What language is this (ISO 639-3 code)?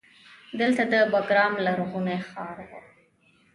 pus